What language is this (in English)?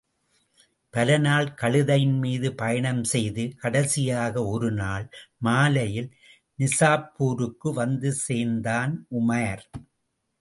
Tamil